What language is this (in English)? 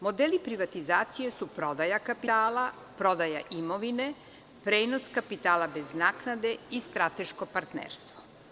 Serbian